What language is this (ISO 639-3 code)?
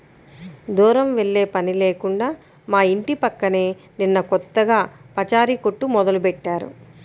tel